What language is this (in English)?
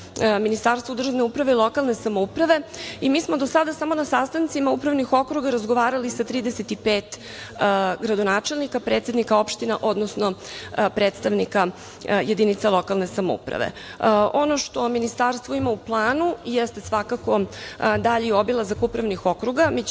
Serbian